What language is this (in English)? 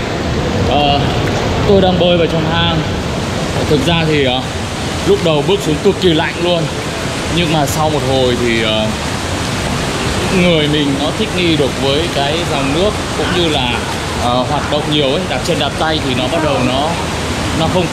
Vietnamese